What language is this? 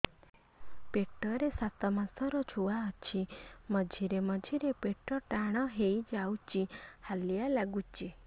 Odia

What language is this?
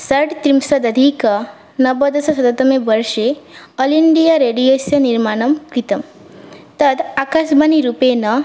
Sanskrit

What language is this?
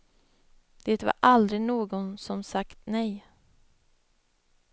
Swedish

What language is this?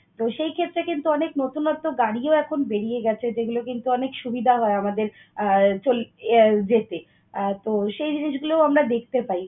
Bangla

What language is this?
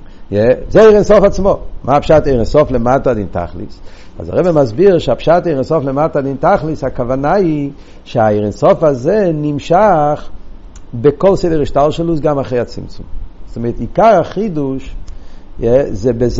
Hebrew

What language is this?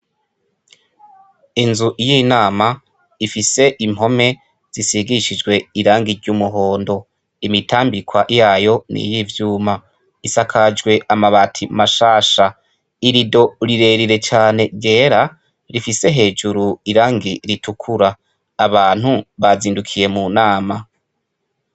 Rundi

